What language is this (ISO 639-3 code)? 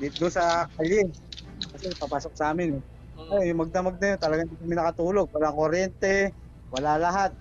fil